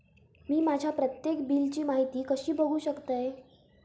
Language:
Marathi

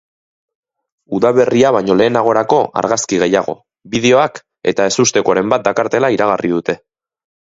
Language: Basque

